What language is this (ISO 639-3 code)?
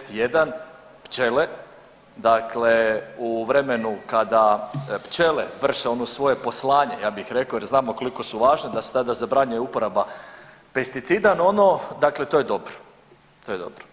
hrv